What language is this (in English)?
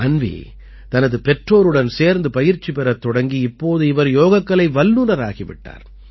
Tamil